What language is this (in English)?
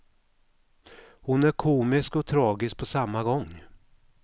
Swedish